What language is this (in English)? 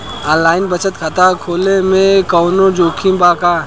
Bhojpuri